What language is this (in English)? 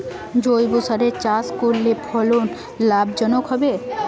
Bangla